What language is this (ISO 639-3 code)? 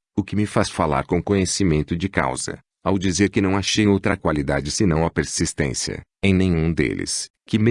por